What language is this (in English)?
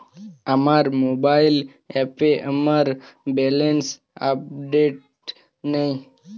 Bangla